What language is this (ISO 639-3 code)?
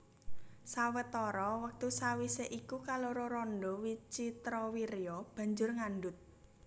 jav